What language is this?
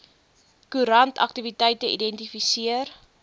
Afrikaans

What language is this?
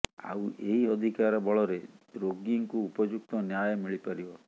Odia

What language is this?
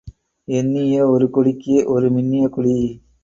Tamil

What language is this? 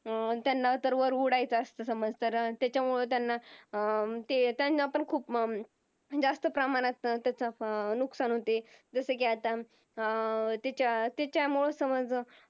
Marathi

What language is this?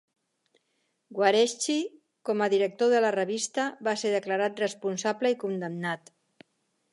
Catalan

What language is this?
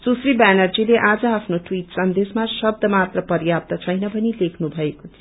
Nepali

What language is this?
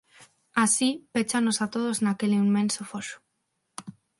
Galician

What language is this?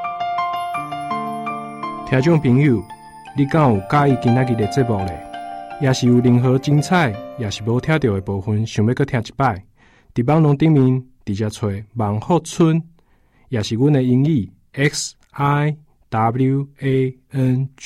Chinese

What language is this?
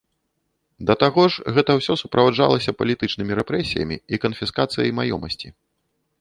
Belarusian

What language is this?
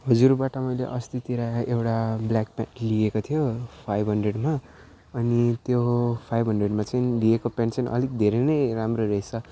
Nepali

